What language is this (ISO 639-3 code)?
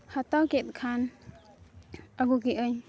sat